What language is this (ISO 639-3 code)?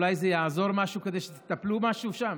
heb